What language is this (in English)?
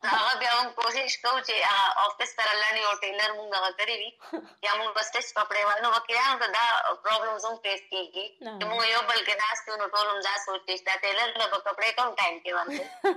Urdu